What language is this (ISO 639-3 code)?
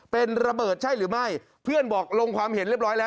tha